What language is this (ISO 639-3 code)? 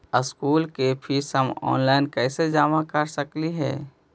mag